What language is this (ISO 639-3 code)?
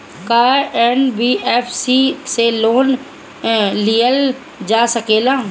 bho